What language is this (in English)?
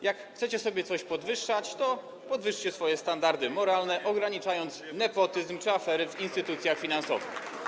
Polish